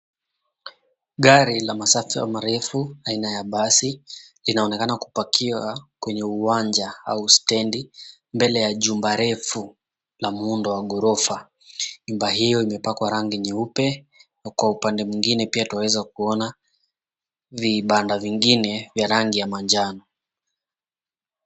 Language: Swahili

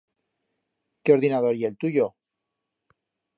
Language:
Aragonese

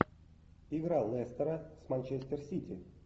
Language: Russian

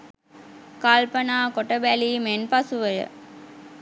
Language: Sinhala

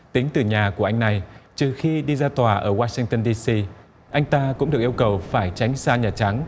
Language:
Vietnamese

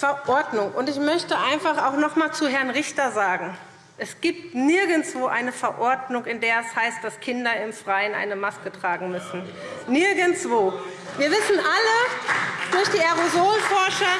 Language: German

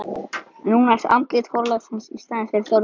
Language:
Icelandic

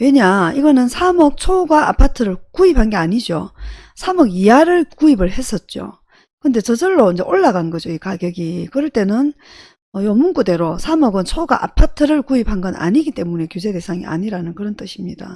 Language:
Korean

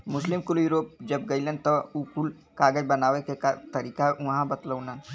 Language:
Bhojpuri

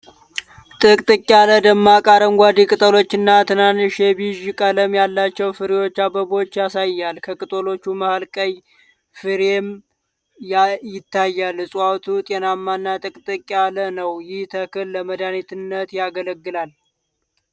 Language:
Amharic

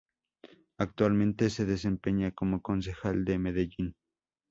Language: Spanish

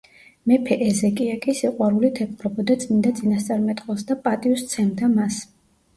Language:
Georgian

